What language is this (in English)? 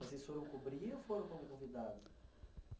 Portuguese